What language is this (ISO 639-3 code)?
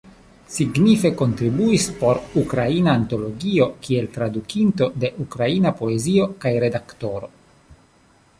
epo